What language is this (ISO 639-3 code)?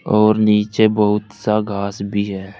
hin